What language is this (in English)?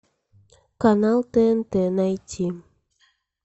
Russian